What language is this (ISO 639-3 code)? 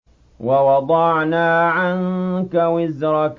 ara